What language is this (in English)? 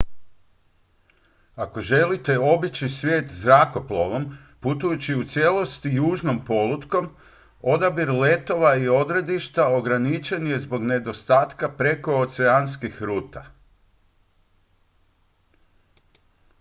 Croatian